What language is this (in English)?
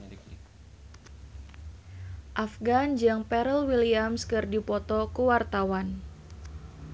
Sundanese